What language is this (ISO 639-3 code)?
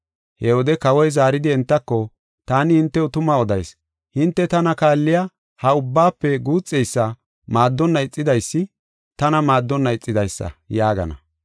gof